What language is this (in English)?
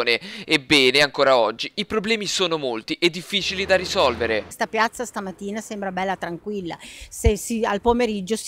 Italian